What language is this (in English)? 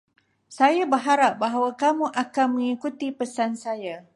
Malay